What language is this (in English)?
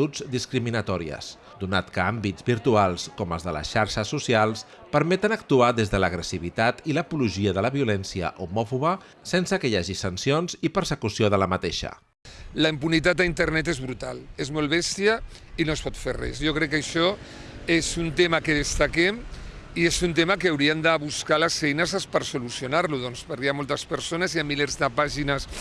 Catalan